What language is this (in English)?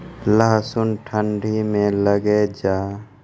Maithili